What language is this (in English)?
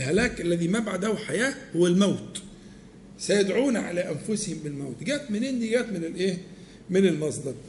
Arabic